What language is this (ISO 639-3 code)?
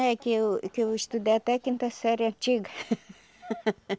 por